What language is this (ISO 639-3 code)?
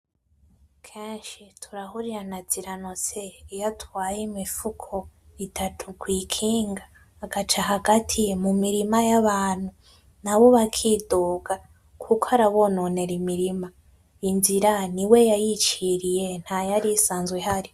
run